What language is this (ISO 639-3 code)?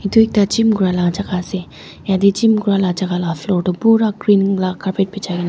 nag